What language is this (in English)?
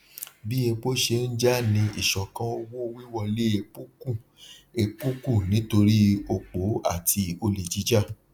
Yoruba